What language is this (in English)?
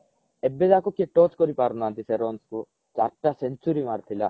Odia